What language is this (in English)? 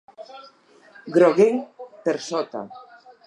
Catalan